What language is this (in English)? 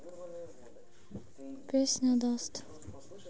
Russian